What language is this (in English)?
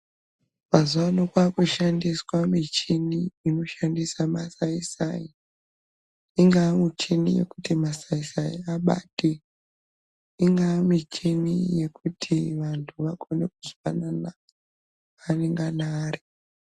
Ndau